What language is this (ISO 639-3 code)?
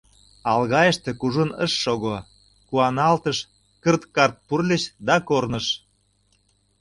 chm